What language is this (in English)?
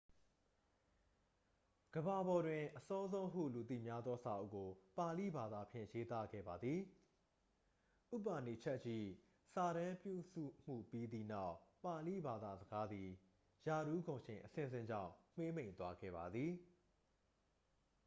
Burmese